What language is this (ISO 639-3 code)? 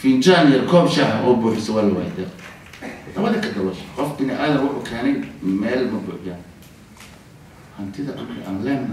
ara